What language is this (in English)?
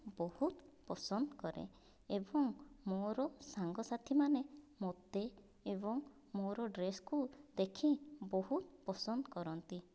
Odia